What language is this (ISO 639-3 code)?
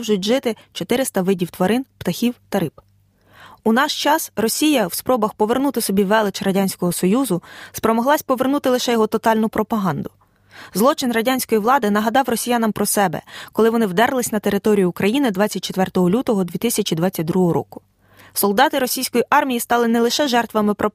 ukr